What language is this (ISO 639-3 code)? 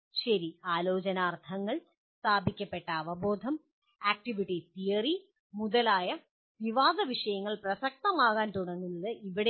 mal